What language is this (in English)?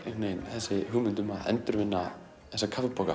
Icelandic